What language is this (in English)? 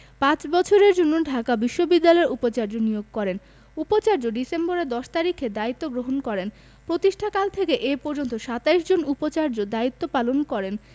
Bangla